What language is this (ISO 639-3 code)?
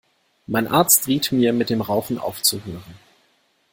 deu